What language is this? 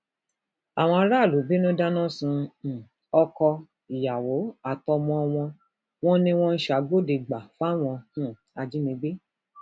Yoruba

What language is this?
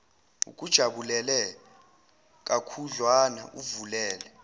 Zulu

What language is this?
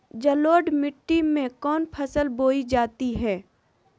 Magahi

